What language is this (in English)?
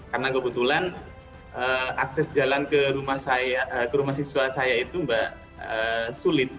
Indonesian